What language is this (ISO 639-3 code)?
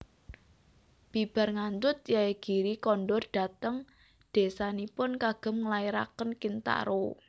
jav